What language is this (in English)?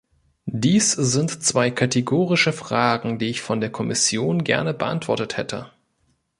German